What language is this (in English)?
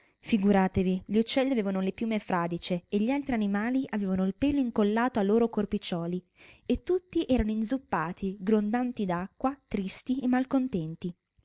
Italian